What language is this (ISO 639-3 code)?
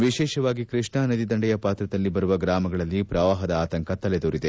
kan